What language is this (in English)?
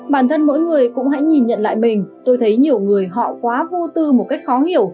Vietnamese